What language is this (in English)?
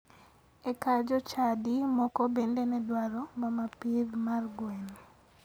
Luo (Kenya and Tanzania)